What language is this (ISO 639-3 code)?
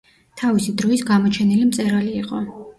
kat